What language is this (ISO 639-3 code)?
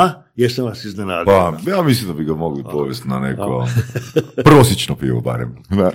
hrv